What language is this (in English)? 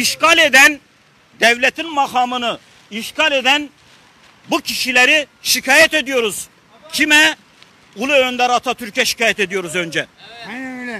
Turkish